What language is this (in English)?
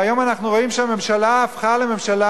Hebrew